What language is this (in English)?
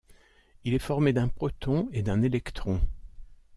French